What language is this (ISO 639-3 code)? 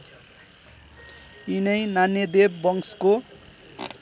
nep